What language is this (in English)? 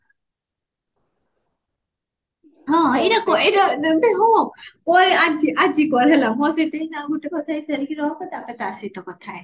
Odia